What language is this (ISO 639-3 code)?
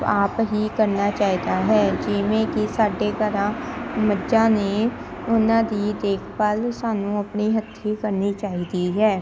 pan